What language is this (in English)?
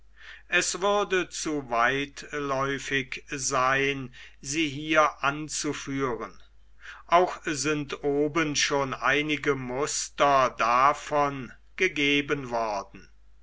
German